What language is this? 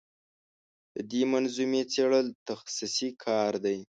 Pashto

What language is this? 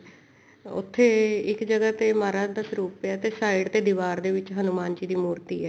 Punjabi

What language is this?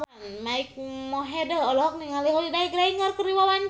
Sundanese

